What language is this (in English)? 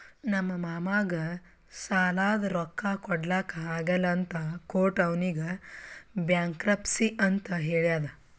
Kannada